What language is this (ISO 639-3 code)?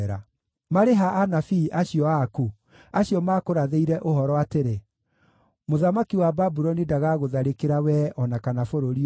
kik